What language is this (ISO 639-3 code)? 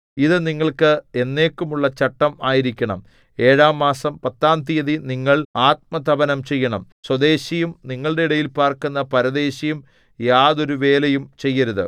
mal